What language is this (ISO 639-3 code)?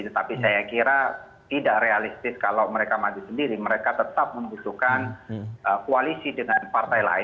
ind